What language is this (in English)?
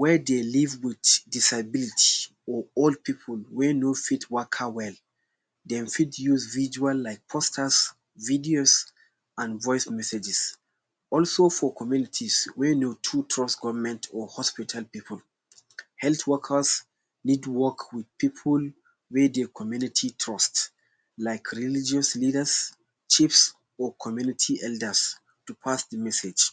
Nigerian Pidgin